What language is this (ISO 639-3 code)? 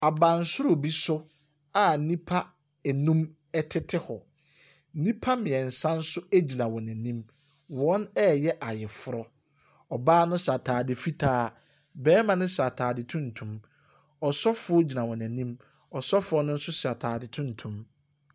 aka